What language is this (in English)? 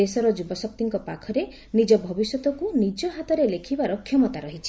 Odia